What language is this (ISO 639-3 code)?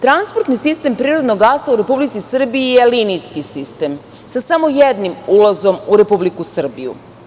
srp